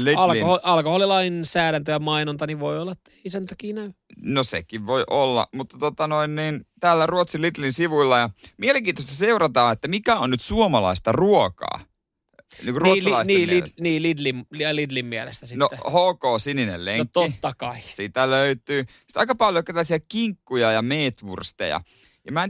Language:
Finnish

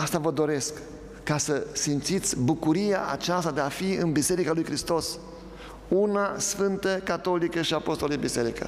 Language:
Romanian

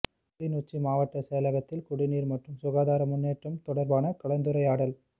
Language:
Tamil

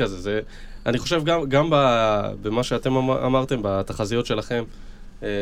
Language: Hebrew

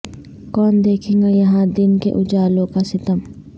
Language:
Urdu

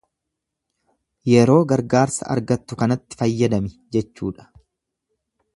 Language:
Oromo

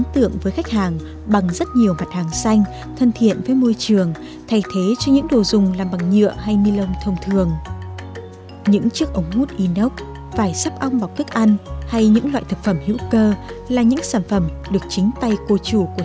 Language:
Vietnamese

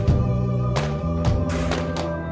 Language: Indonesian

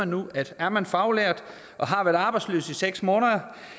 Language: Danish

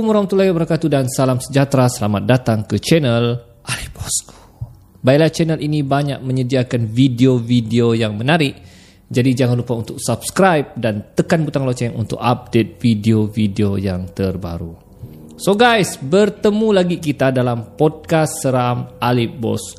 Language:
Malay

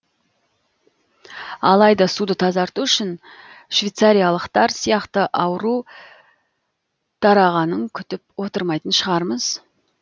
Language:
Kazakh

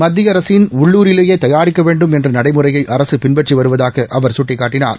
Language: Tamil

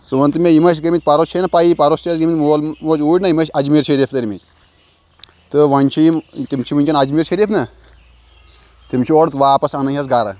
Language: Kashmiri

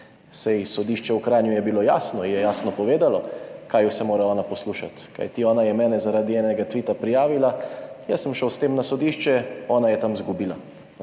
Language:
Slovenian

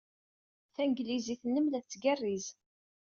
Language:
Kabyle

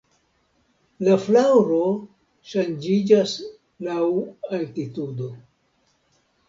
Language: Esperanto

